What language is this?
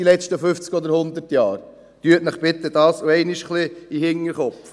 Swiss German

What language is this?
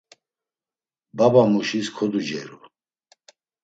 Laz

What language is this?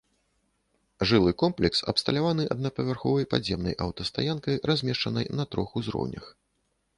Belarusian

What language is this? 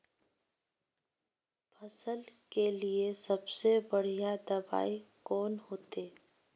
Magahi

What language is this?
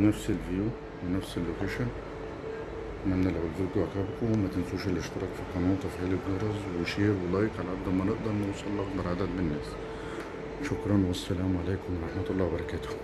Arabic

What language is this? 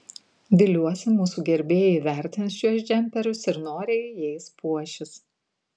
Lithuanian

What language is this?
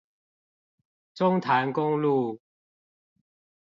Chinese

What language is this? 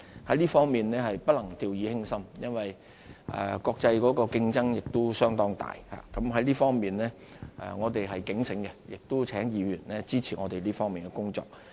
Cantonese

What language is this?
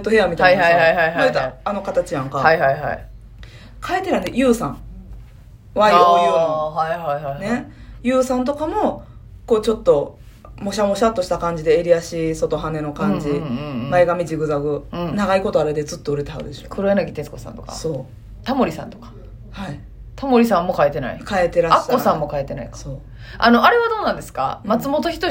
Japanese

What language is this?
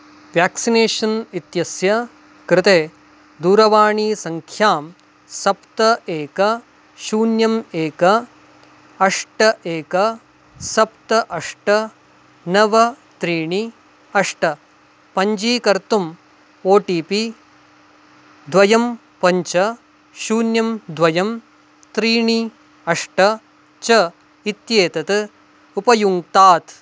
Sanskrit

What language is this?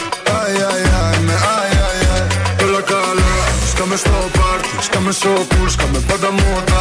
Greek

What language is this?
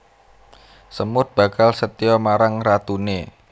Javanese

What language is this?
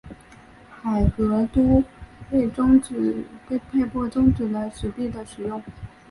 Chinese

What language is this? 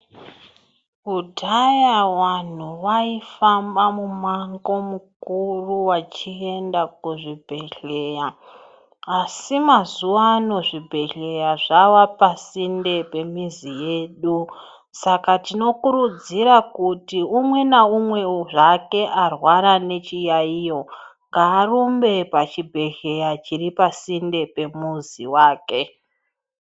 Ndau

